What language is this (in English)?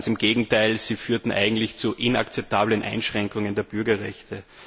German